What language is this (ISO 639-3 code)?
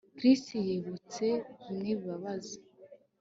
kin